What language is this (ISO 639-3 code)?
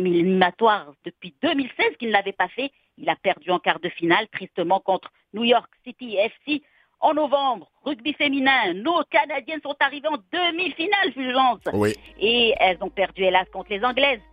fra